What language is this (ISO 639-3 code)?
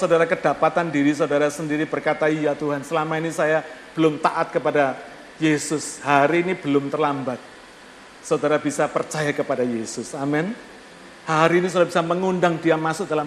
ind